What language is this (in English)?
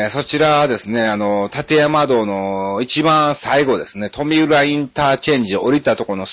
Japanese